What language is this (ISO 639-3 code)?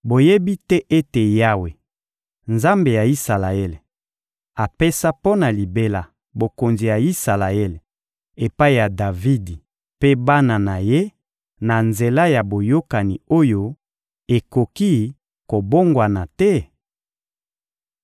lin